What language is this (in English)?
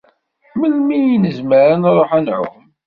Kabyle